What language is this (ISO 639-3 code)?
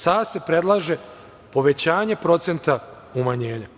srp